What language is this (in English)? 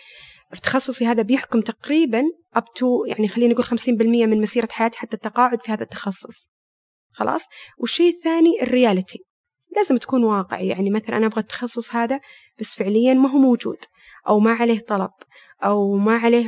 Arabic